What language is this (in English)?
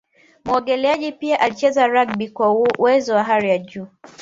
Swahili